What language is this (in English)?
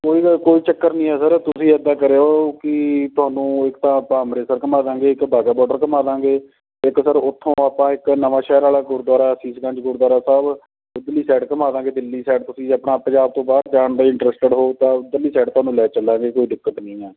Punjabi